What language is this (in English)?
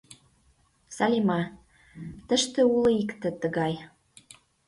Mari